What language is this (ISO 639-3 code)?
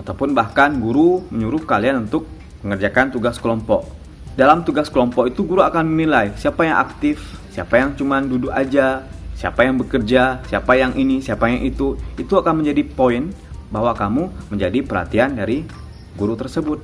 ind